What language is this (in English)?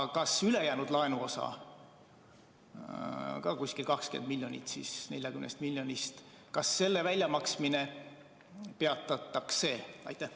Estonian